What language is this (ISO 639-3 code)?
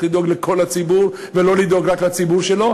heb